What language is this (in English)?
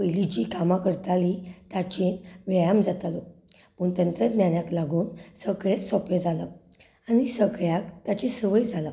Konkani